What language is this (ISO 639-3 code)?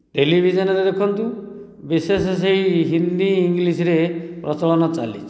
ori